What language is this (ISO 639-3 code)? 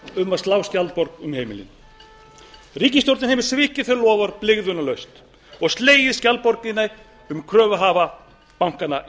isl